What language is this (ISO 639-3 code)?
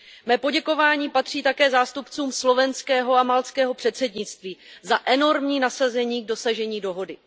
ces